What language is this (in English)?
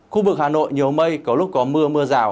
Vietnamese